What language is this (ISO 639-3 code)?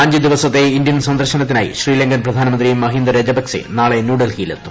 mal